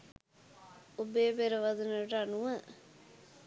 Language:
Sinhala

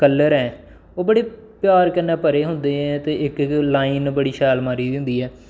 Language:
Dogri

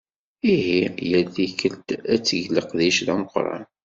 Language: Kabyle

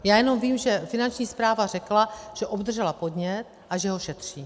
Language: Czech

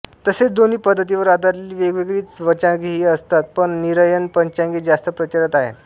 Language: Marathi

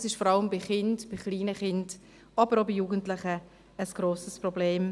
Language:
Swiss German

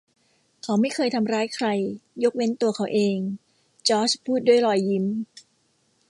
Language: Thai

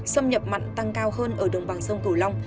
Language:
Vietnamese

